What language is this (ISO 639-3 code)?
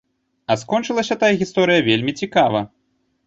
bel